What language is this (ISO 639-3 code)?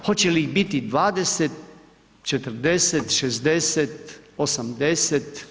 hrv